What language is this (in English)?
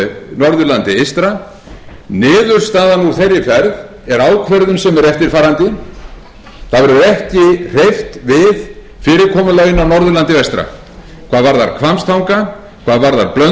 Icelandic